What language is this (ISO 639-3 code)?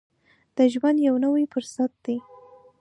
pus